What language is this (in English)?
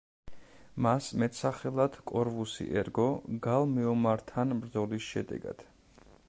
Georgian